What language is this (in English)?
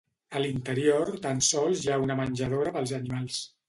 Catalan